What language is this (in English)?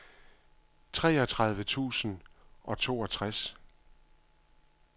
Danish